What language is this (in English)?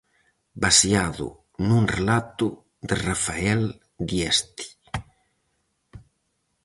Galician